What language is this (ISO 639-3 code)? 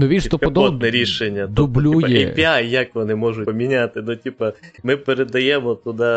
ukr